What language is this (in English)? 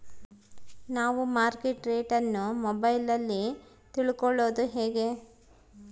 Kannada